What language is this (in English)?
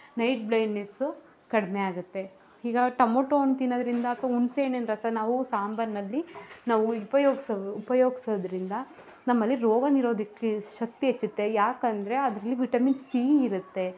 Kannada